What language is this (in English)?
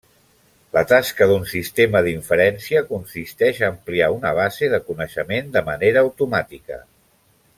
Catalan